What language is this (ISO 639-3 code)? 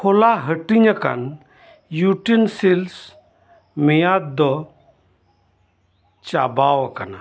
sat